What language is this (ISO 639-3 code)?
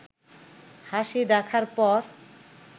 ben